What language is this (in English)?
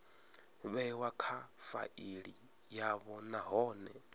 Venda